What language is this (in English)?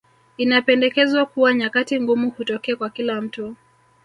Swahili